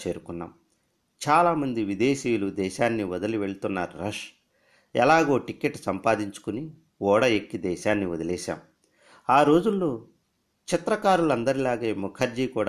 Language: Telugu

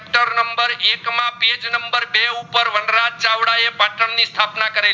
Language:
Gujarati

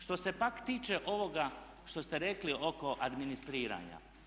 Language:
Croatian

